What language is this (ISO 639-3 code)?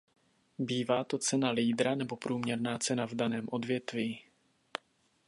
ces